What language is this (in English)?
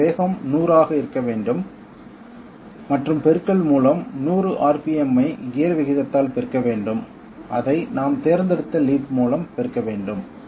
Tamil